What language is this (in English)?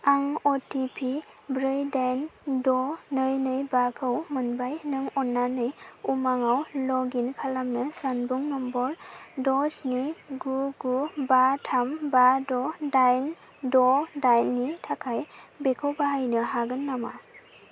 Bodo